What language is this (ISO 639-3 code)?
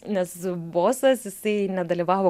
lit